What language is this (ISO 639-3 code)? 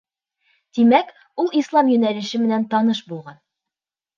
bak